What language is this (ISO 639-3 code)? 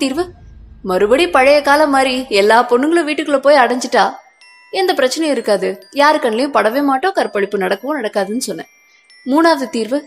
tam